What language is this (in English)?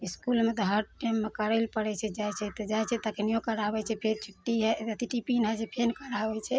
Maithili